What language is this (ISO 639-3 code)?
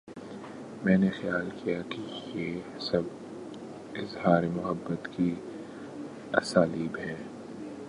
urd